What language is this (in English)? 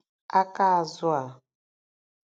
Igbo